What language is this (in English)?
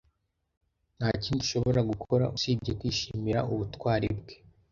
Kinyarwanda